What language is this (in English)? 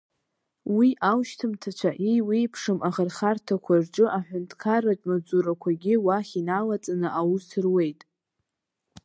Abkhazian